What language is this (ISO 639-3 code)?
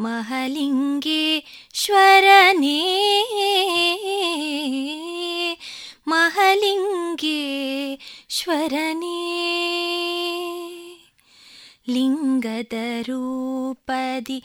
kan